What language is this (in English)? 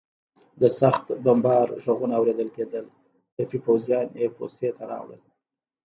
Pashto